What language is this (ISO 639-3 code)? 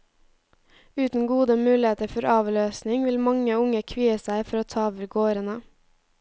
nor